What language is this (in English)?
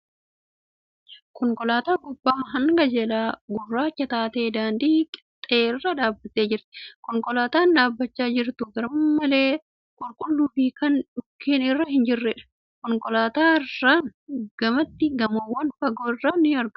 Oromo